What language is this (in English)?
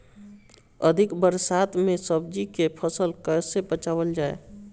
Bhojpuri